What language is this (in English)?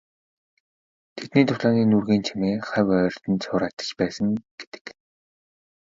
Mongolian